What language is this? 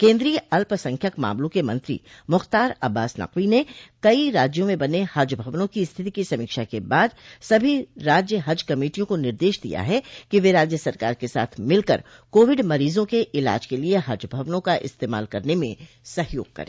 Hindi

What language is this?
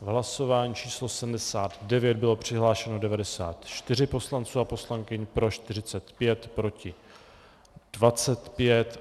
Czech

